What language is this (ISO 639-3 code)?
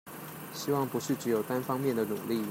zho